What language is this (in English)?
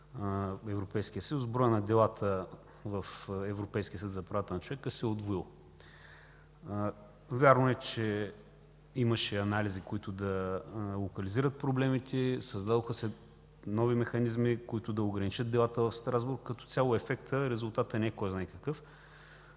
Bulgarian